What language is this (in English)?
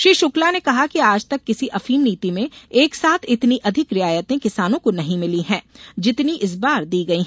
Hindi